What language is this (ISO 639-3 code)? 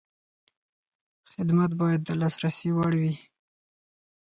pus